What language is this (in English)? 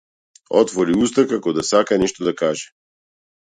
Macedonian